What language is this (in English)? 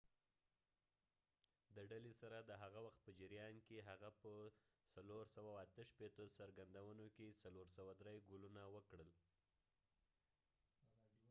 Pashto